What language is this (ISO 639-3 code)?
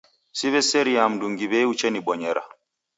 dav